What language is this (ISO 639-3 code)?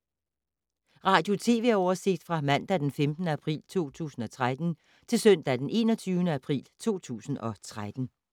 dan